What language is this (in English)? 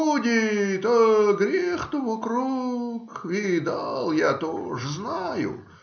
Russian